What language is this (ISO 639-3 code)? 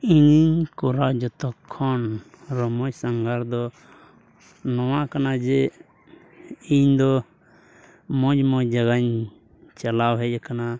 sat